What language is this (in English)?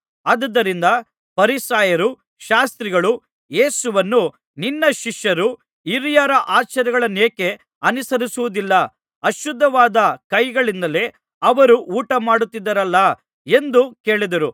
Kannada